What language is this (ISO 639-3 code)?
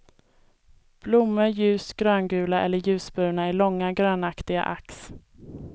swe